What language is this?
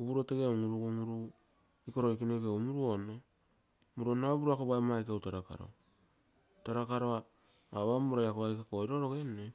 Terei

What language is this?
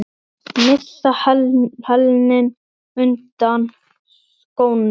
Icelandic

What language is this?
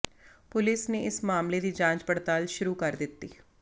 Punjabi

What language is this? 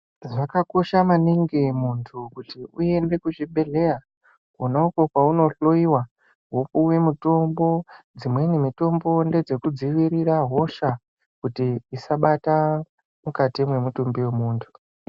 Ndau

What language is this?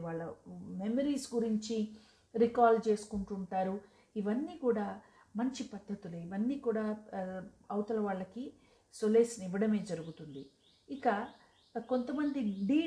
Telugu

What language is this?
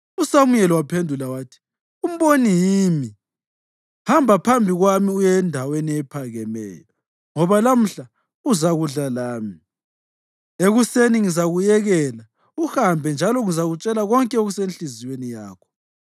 North Ndebele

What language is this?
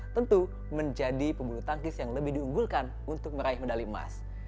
Indonesian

